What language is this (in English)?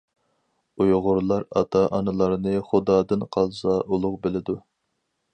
Uyghur